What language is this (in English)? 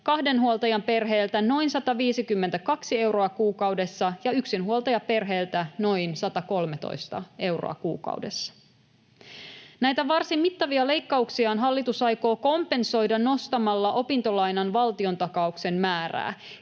Finnish